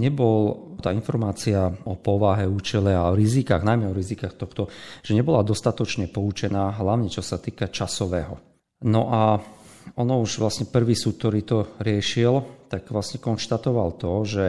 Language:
Slovak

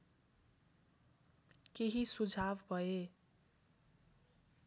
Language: Nepali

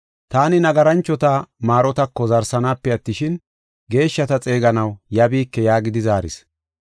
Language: Gofa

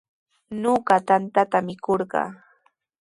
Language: Sihuas Ancash Quechua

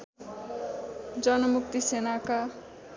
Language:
Nepali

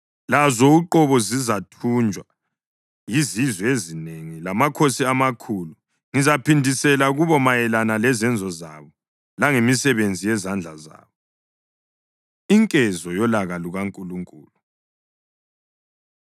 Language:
North Ndebele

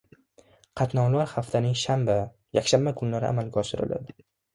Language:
Uzbek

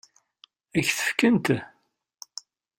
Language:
Kabyle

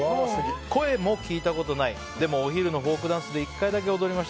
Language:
Japanese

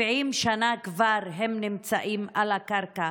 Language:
Hebrew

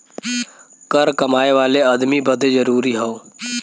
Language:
Bhojpuri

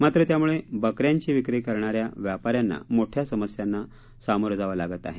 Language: Marathi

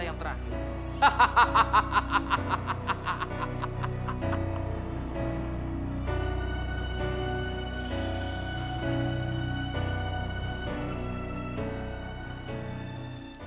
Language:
Indonesian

